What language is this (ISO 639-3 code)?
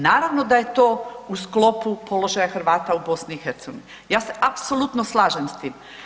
hrv